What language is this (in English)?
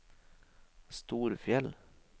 Norwegian